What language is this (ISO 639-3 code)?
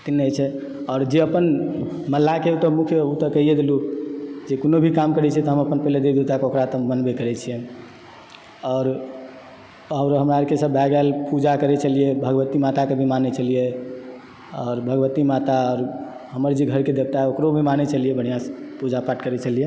mai